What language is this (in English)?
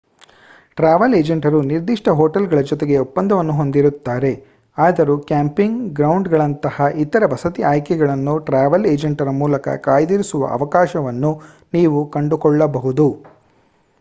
Kannada